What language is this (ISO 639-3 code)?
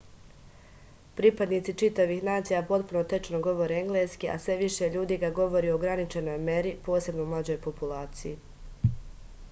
srp